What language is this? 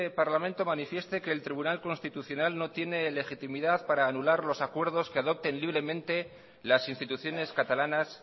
Spanish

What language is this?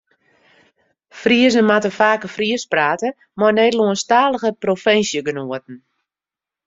Western Frisian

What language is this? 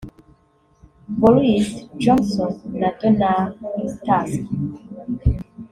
Kinyarwanda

